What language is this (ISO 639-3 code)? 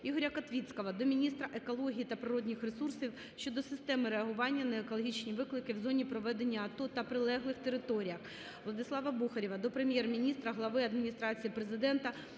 ukr